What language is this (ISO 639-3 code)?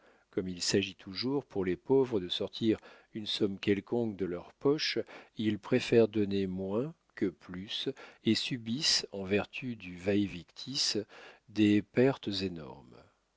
fra